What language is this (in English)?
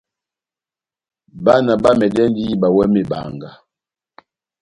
Batanga